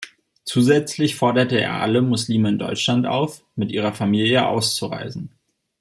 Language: German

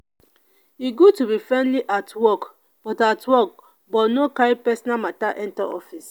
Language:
Nigerian Pidgin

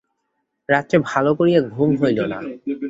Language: Bangla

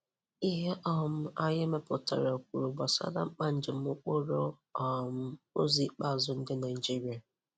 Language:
Igbo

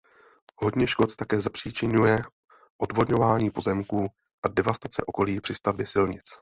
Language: Czech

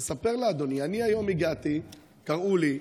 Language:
Hebrew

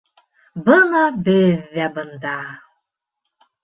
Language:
Bashkir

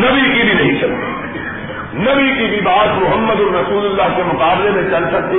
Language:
Urdu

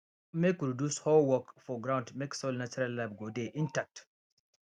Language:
Nigerian Pidgin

